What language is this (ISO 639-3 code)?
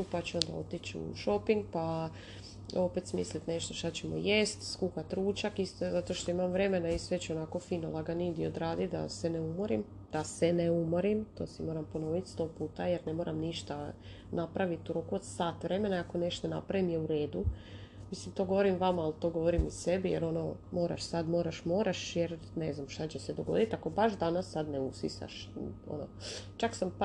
hrv